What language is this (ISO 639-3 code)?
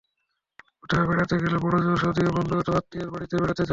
ben